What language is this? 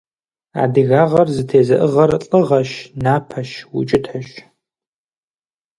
Kabardian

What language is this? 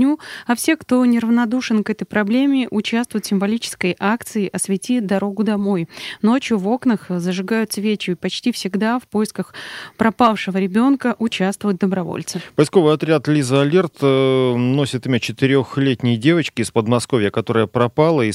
Russian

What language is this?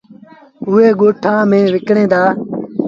Sindhi Bhil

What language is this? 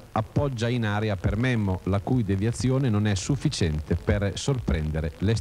Italian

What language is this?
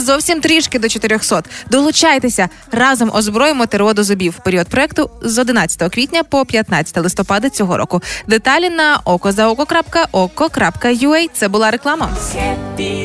Ukrainian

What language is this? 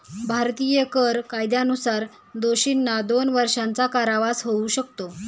Marathi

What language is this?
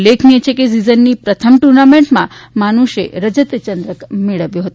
Gujarati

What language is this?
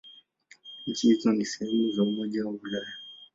Swahili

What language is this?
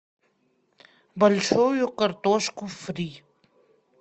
Russian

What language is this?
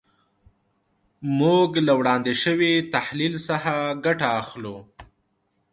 Pashto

